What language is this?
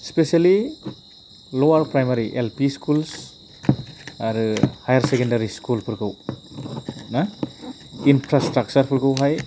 Bodo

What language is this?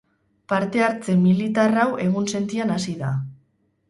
Basque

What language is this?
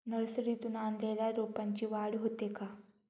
Marathi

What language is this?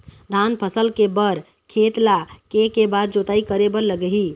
Chhattisgarhi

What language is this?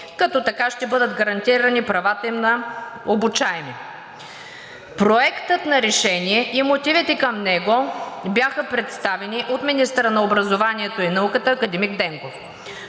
Bulgarian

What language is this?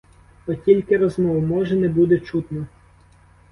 Ukrainian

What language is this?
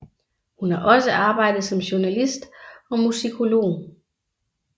Danish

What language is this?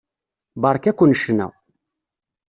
Kabyle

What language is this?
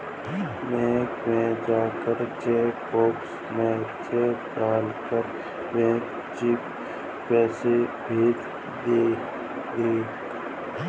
Hindi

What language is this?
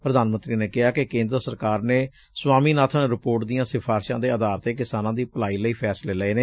Punjabi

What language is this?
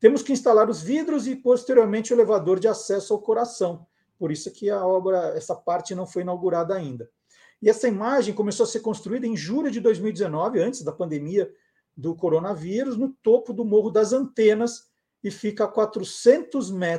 Portuguese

